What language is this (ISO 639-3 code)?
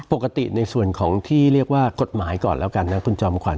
tha